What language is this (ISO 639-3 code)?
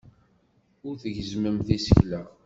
kab